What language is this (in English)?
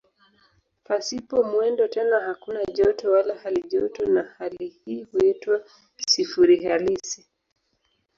Swahili